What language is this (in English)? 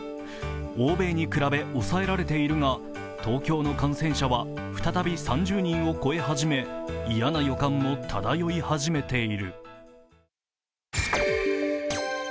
Japanese